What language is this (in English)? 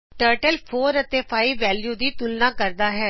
Punjabi